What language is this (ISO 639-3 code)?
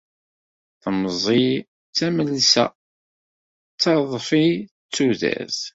kab